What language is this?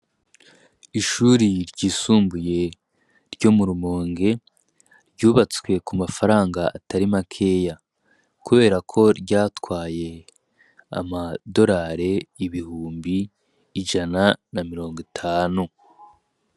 Rundi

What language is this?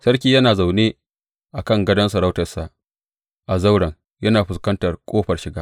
Hausa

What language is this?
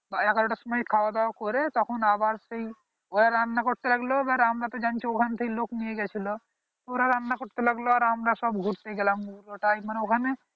Bangla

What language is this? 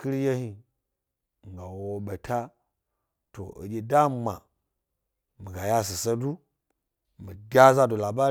Gbari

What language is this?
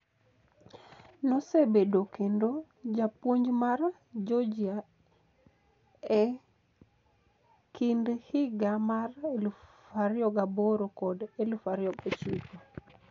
Luo (Kenya and Tanzania)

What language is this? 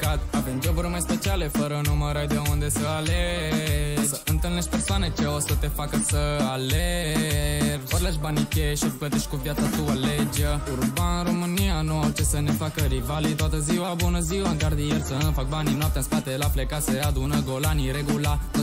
Romanian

